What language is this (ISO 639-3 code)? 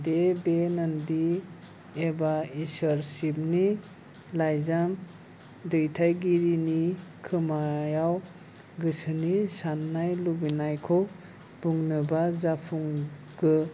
brx